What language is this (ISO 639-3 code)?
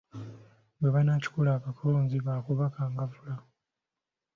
lug